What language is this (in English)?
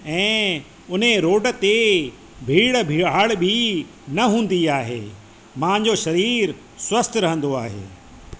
Sindhi